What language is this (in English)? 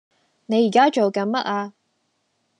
Cantonese